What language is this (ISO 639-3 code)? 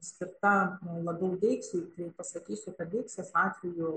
lit